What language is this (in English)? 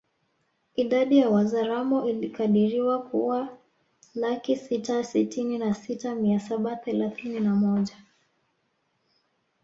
Swahili